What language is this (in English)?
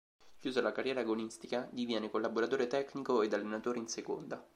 Italian